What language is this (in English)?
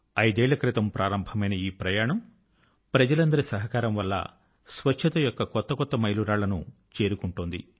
Telugu